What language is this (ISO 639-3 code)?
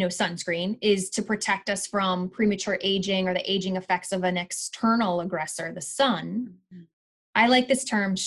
eng